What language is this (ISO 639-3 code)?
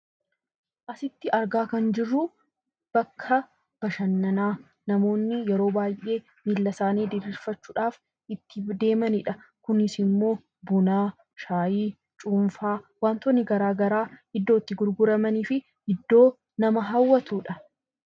orm